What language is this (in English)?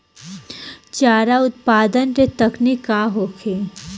Bhojpuri